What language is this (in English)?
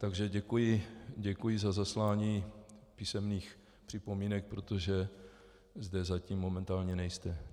Czech